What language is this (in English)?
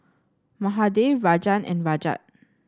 English